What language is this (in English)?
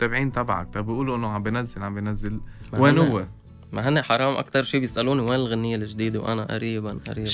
Arabic